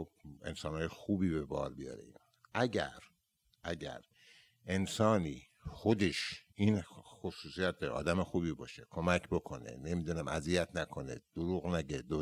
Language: Persian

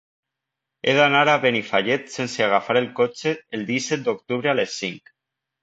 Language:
Catalan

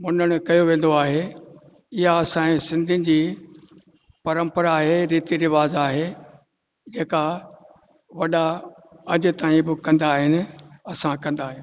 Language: Sindhi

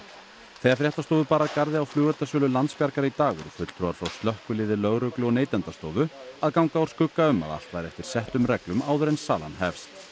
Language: Icelandic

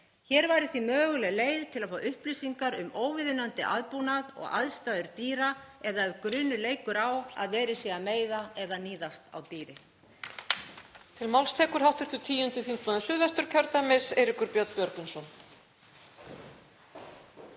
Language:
Icelandic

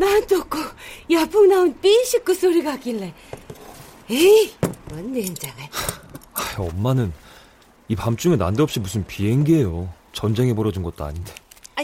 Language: Korean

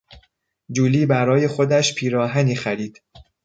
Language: Persian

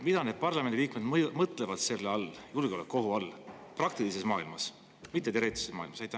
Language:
Estonian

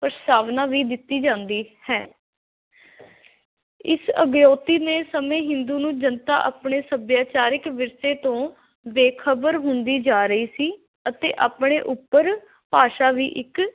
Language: Punjabi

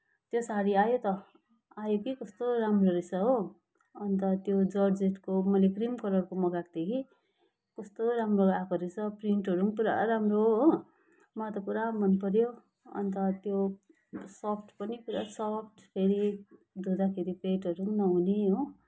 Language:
Nepali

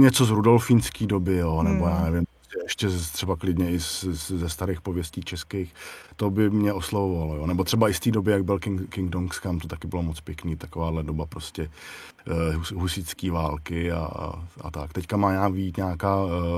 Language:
Czech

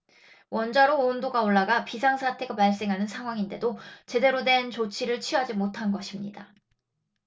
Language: Korean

